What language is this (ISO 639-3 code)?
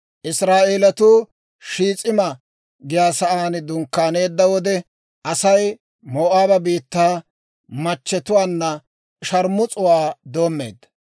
dwr